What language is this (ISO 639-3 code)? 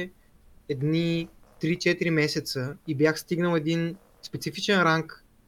bul